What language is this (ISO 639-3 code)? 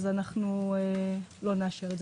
heb